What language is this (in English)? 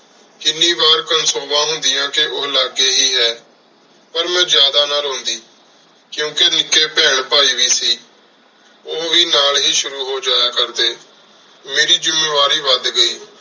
Punjabi